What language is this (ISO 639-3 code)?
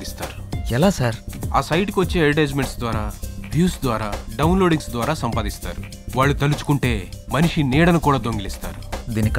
tel